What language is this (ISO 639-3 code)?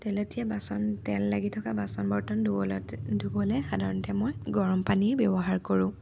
asm